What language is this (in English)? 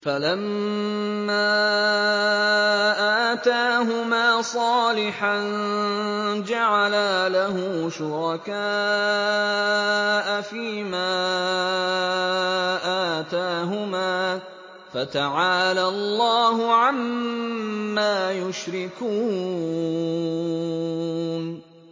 Arabic